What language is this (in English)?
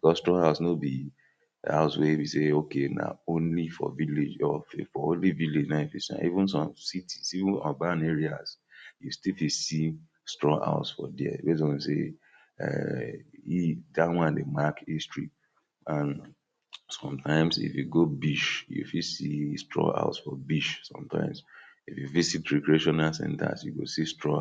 Nigerian Pidgin